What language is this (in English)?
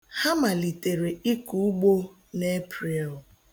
Igbo